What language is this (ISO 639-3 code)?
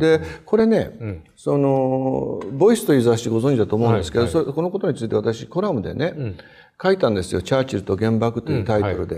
jpn